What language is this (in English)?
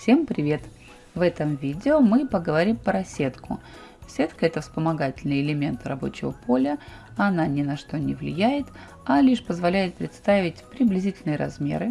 Russian